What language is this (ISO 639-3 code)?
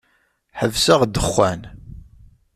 kab